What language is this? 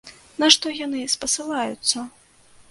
Belarusian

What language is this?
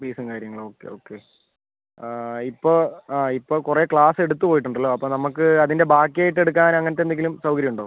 Malayalam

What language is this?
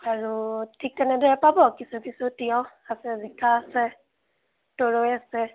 Assamese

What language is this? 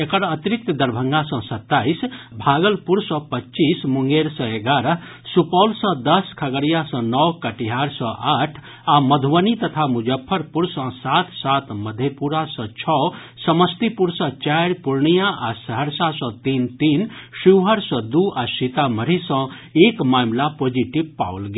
Maithili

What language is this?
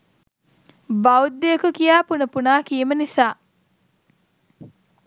Sinhala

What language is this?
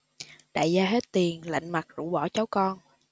Vietnamese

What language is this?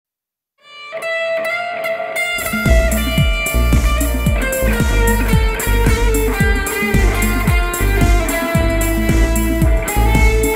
Korean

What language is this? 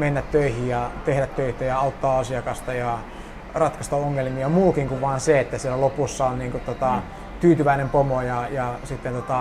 Finnish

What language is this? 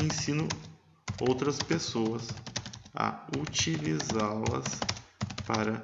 Portuguese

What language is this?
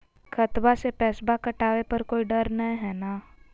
Magahi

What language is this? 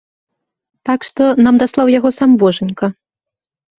Belarusian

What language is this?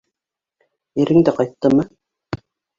Bashkir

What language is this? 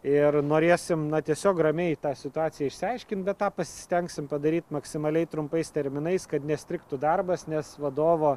Lithuanian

